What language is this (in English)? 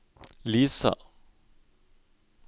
Norwegian